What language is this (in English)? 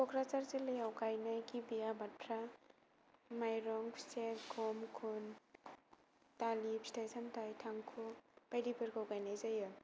Bodo